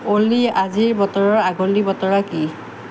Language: Assamese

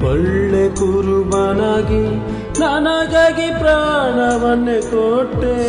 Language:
Kannada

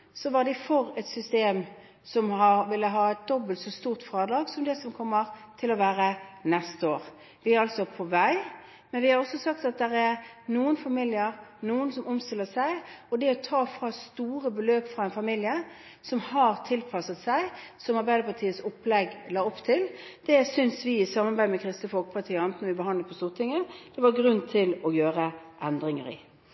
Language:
Norwegian Bokmål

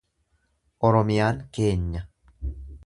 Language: Oromo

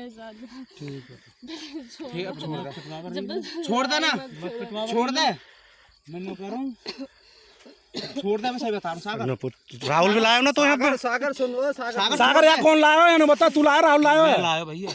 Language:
Hindi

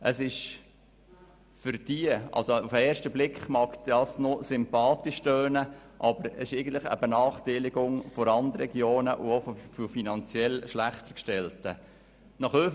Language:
Swiss German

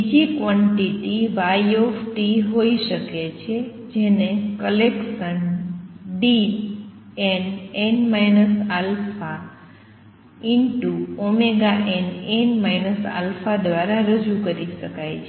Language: Gujarati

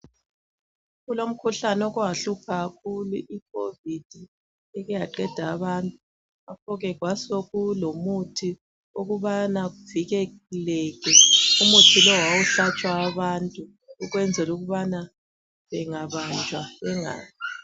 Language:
North Ndebele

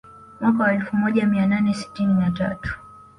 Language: Swahili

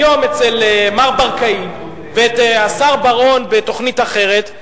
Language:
Hebrew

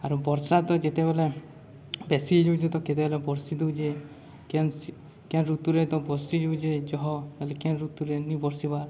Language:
Odia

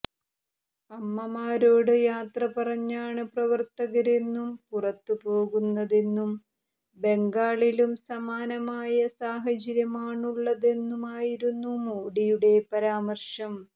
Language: Malayalam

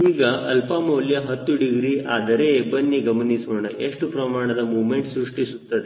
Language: Kannada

